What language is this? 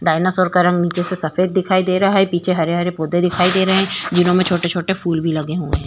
Hindi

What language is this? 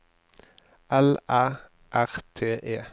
Norwegian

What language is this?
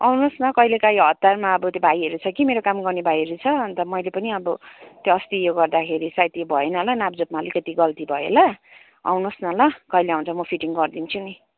Nepali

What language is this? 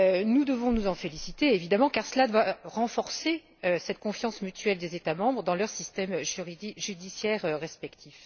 French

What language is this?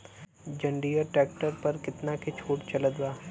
Bhojpuri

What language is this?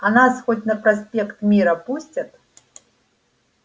Russian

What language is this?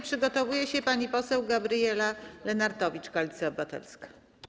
Polish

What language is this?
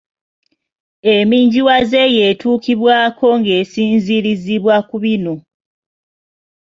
Ganda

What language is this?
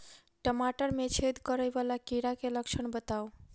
Maithili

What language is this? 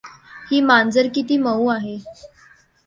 Marathi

